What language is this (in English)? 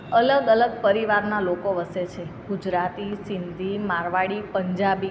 Gujarati